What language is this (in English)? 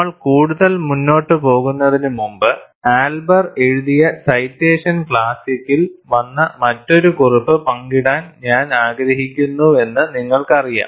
Malayalam